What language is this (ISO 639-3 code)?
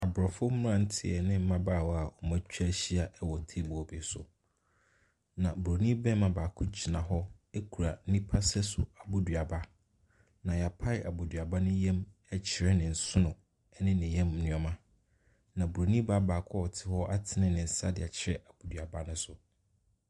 aka